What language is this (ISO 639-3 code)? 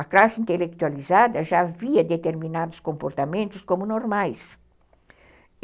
por